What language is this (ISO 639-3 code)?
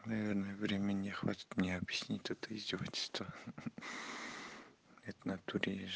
rus